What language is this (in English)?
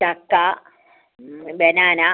Malayalam